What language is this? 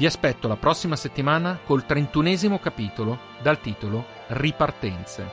Italian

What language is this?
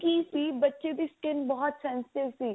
Punjabi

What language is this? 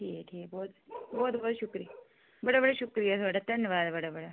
Dogri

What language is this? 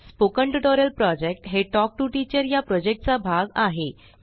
Marathi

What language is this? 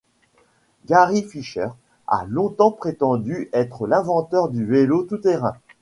French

